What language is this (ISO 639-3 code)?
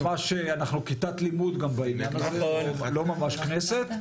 heb